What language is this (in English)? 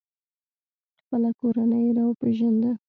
Pashto